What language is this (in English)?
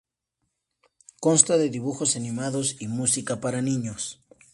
Spanish